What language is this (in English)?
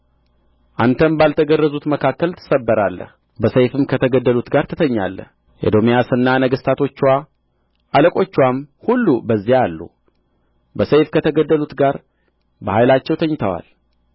Amharic